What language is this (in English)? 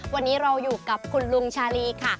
Thai